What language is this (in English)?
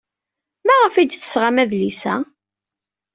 Kabyle